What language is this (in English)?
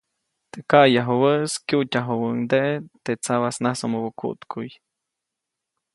Copainalá Zoque